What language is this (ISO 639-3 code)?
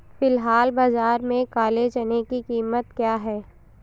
hin